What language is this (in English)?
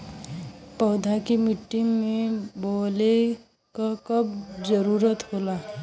Bhojpuri